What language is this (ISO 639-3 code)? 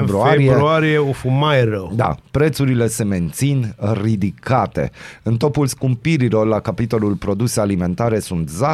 ron